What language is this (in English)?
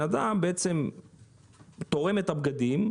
Hebrew